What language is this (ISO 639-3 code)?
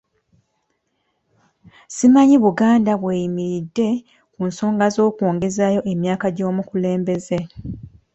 lug